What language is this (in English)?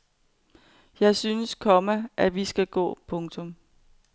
Danish